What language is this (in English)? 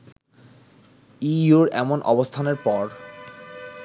Bangla